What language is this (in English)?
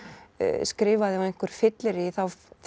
Icelandic